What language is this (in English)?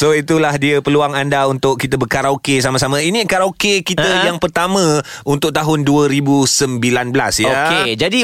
Malay